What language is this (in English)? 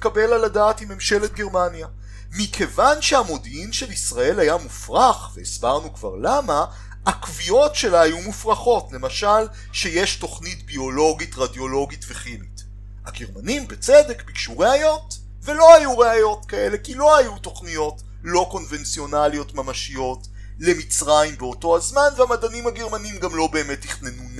Hebrew